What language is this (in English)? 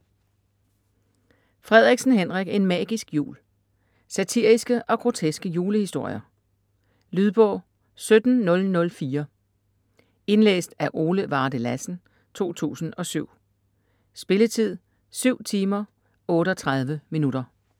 Danish